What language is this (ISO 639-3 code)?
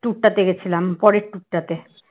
ben